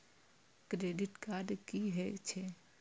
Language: Maithili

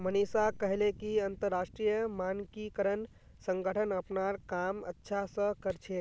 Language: Magahi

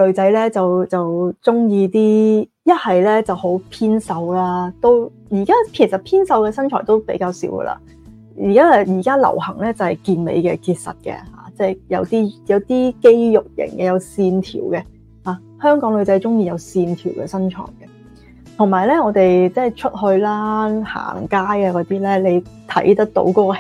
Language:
Chinese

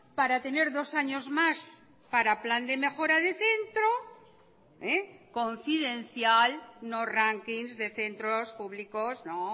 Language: Spanish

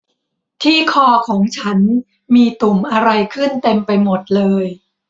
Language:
Thai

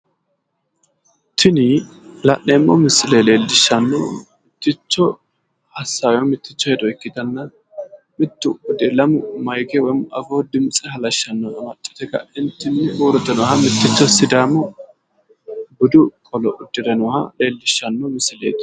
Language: Sidamo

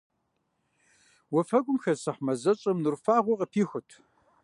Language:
Kabardian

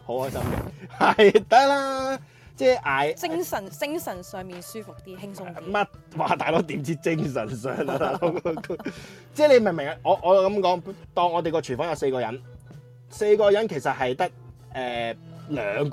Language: Chinese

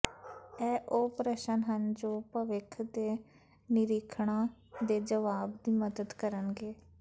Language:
Punjabi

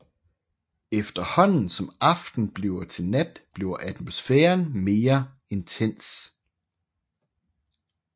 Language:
Danish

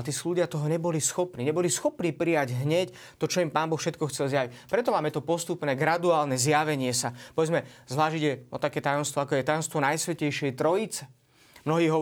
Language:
Slovak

